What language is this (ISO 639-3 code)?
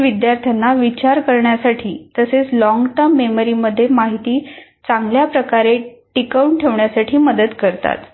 mar